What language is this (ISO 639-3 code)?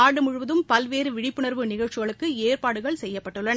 tam